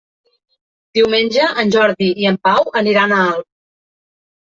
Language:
Catalan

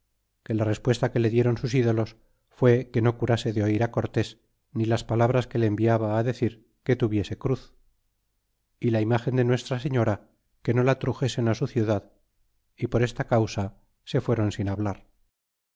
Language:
Spanish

